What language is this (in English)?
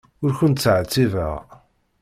Kabyle